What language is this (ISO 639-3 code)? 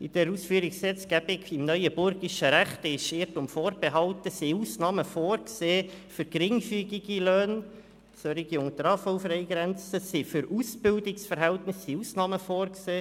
gsw